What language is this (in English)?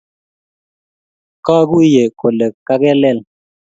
Kalenjin